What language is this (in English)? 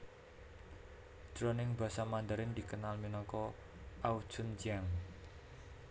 Javanese